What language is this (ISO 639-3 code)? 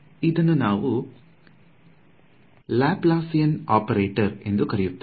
kan